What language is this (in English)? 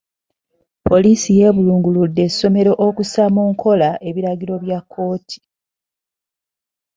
Ganda